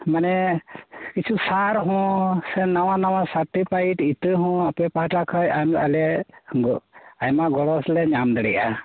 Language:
Santali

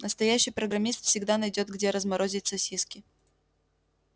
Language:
Russian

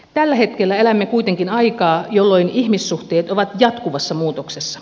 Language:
Finnish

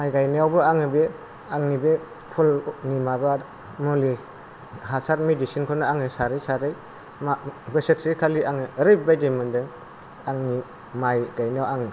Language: Bodo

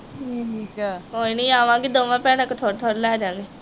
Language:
Punjabi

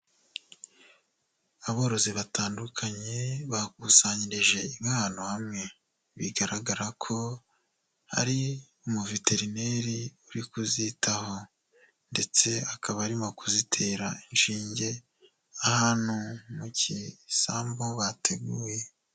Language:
Kinyarwanda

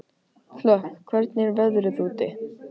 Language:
Icelandic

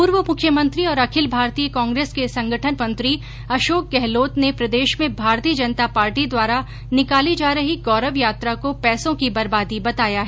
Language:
Hindi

